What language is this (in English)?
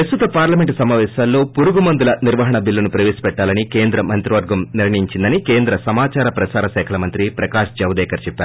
Telugu